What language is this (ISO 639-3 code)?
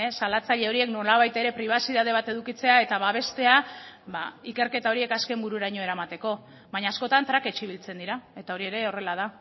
eus